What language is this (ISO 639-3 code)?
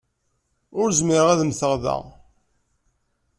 kab